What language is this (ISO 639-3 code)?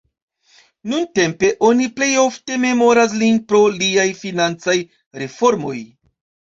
epo